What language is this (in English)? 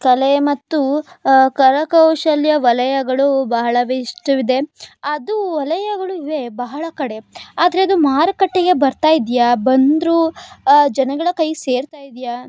Kannada